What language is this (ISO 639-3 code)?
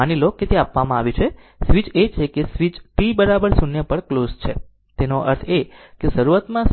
guj